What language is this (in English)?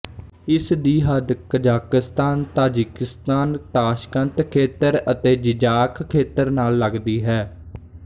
Punjabi